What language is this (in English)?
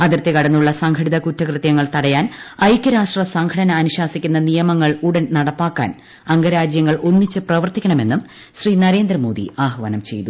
Malayalam